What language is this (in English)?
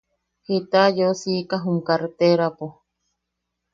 Yaqui